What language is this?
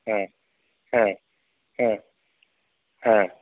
Sanskrit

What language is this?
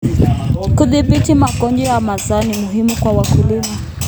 Kalenjin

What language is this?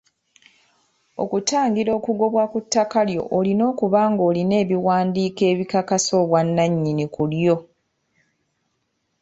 Ganda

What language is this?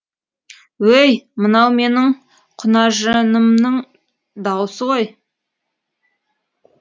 Kazakh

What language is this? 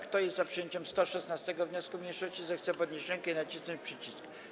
Polish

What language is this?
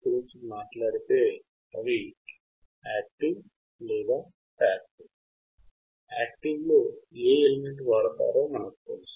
Telugu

